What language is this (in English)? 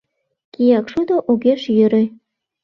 Mari